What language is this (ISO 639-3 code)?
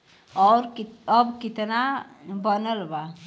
bho